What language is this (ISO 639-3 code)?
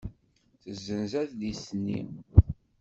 kab